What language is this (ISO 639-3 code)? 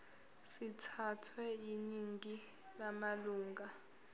zul